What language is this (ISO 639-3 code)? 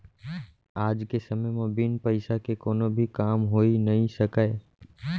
hne